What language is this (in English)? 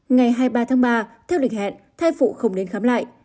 Vietnamese